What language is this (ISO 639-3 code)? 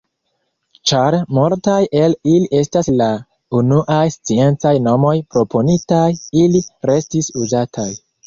epo